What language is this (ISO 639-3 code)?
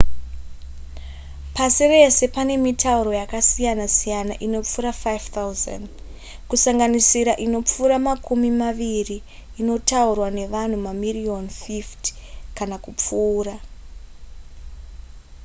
sna